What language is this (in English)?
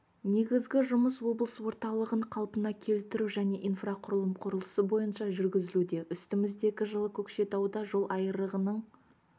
Kazakh